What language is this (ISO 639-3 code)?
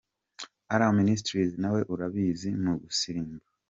kin